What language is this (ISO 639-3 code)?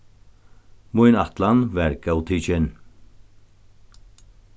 fao